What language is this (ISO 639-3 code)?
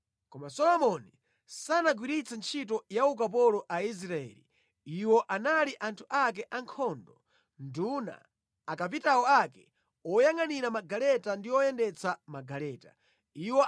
nya